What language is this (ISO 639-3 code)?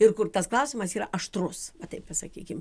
lit